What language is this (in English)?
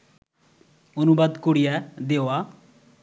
Bangla